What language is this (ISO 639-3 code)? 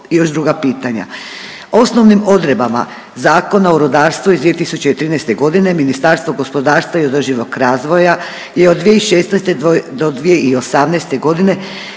hrv